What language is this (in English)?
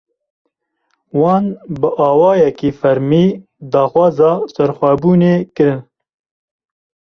Kurdish